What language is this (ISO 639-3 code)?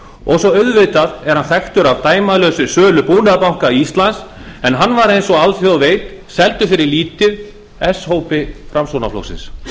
isl